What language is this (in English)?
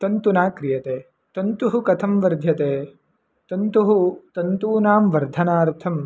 Sanskrit